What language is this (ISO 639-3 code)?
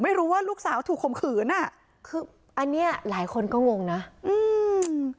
tha